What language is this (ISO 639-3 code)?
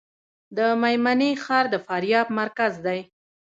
pus